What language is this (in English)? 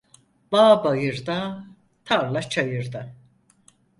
Turkish